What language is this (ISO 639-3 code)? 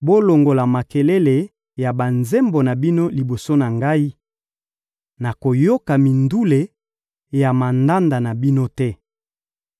lin